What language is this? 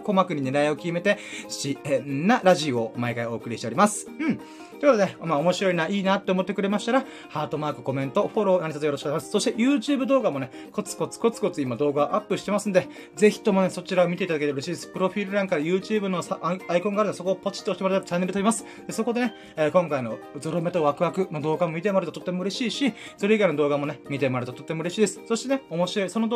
Japanese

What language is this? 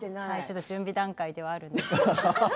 Japanese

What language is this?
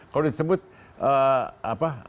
Indonesian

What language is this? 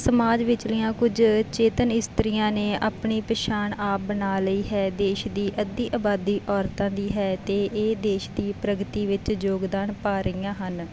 Punjabi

